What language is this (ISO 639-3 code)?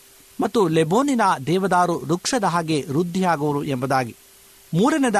kan